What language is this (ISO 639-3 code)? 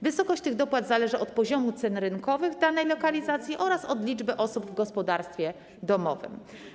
pol